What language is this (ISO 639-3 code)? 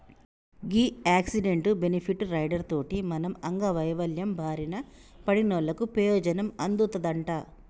tel